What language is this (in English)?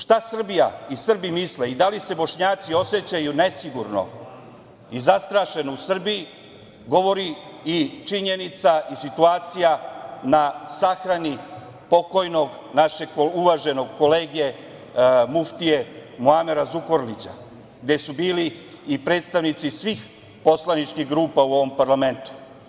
Serbian